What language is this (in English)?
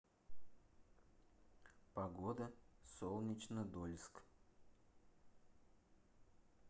Russian